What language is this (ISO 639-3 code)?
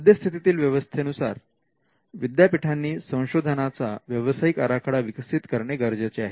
mar